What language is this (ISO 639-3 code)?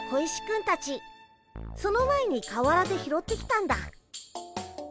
jpn